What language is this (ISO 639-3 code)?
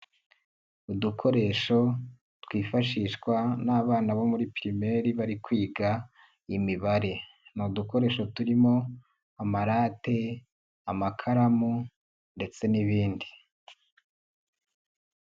kin